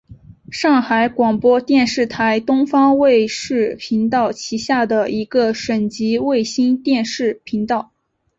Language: Chinese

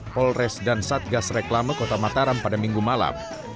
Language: Indonesian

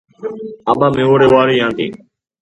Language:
Georgian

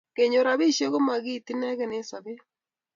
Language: Kalenjin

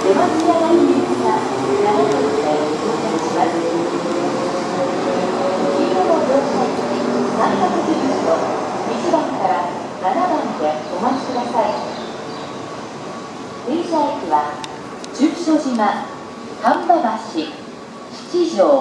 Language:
Japanese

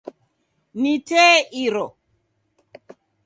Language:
Taita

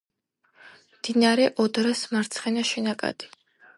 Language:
Georgian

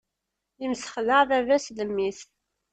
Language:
Kabyle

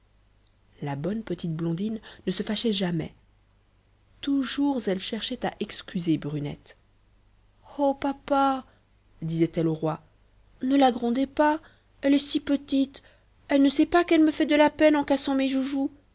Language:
French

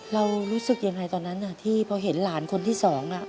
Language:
Thai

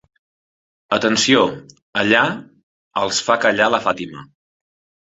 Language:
Catalan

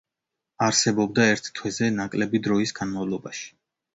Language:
Georgian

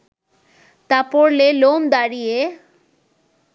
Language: Bangla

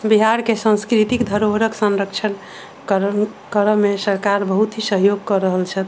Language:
Maithili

